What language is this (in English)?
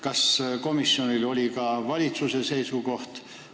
Estonian